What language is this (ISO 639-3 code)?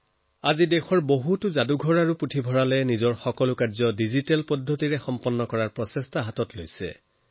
asm